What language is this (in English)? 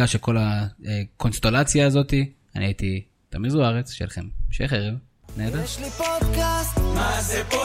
Hebrew